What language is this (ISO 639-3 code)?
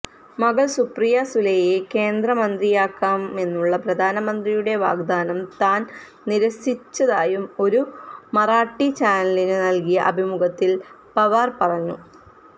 mal